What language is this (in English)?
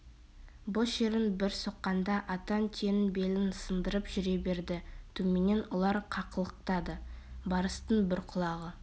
Kazakh